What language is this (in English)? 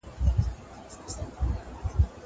Pashto